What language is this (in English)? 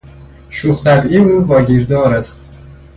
Persian